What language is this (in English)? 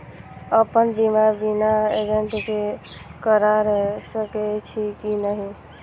Maithili